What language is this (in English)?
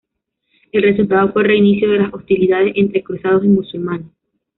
Spanish